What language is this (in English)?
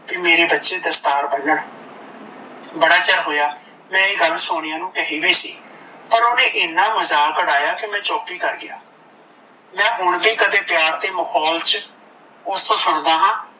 Punjabi